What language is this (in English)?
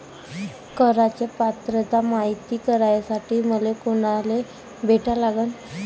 Marathi